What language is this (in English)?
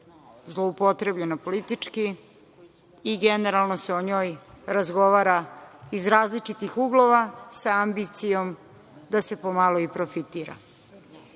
Serbian